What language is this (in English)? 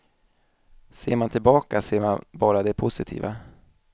Swedish